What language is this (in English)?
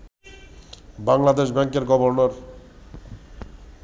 Bangla